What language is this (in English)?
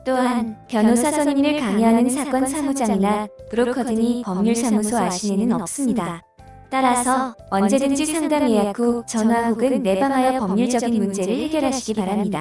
Korean